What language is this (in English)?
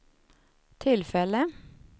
Swedish